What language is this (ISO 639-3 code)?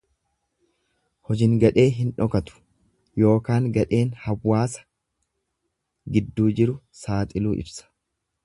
orm